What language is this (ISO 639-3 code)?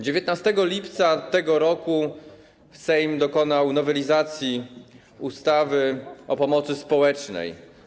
pol